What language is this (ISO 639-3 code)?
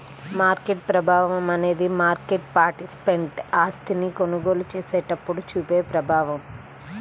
tel